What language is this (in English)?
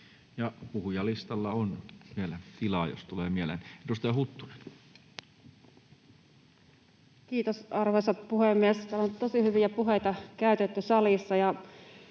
Finnish